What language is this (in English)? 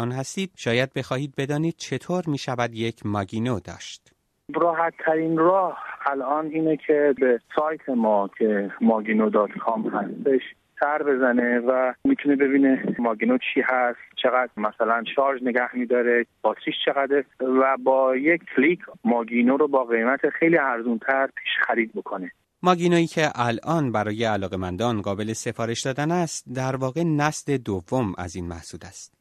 Persian